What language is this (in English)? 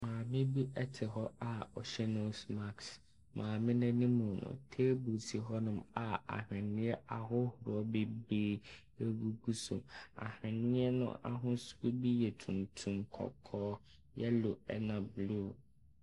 Akan